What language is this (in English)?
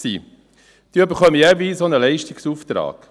Swiss German